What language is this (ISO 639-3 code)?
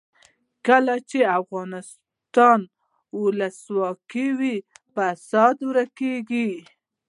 pus